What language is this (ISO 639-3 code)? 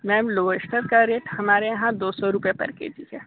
hin